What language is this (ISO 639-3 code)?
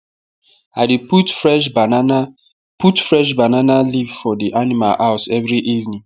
pcm